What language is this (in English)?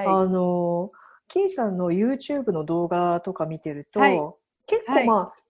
Japanese